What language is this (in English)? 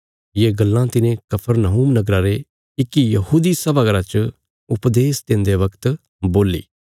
Bilaspuri